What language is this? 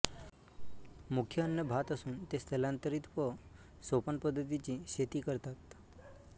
Marathi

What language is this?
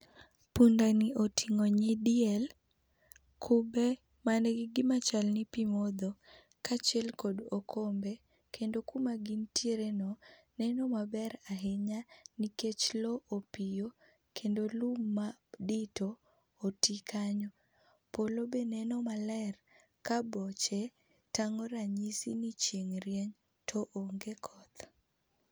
Luo (Kenya and Tanzania)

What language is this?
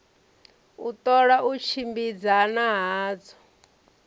Venda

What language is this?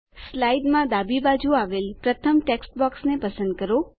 Gujarati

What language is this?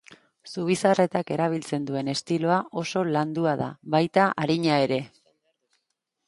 Basque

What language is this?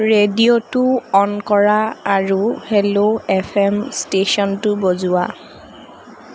Assamese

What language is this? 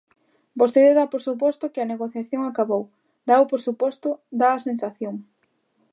Galician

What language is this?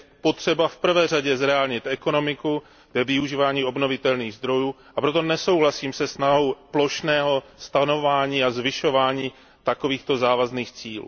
Czech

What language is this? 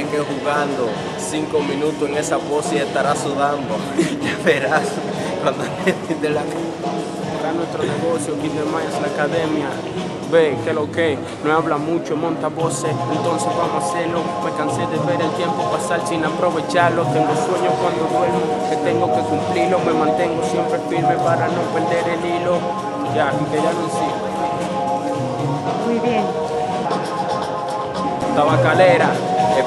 Spanish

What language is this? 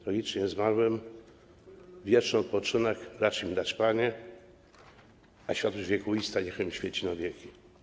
Polish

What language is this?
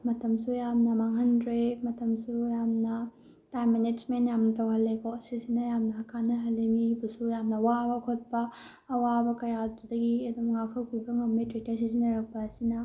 Manipuri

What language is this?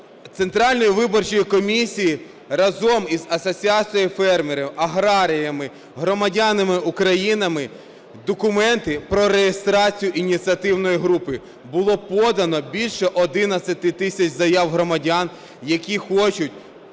Ukrainian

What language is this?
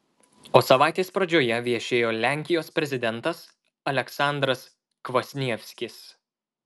Lithuanian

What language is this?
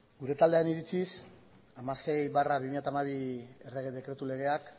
Basque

